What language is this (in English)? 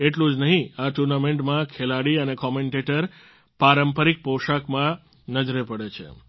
Gujarati